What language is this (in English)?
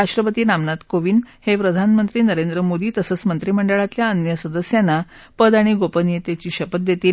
Marathi